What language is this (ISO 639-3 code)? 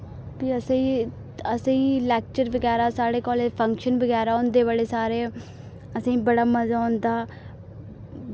doi